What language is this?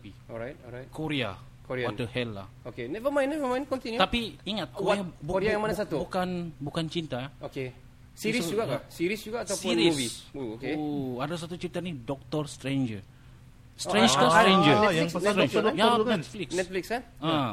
Malay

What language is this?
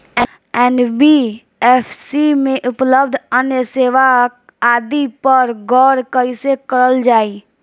Bhojpuri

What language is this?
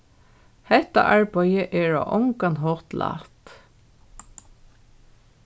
Faroese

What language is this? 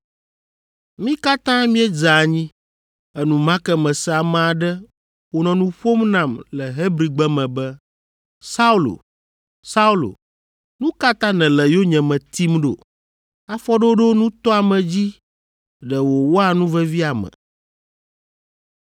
Ewe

